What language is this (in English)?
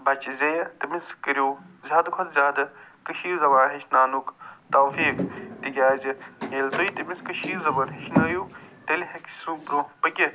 Kashmiri